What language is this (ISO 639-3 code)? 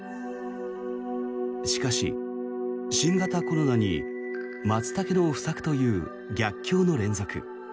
jpn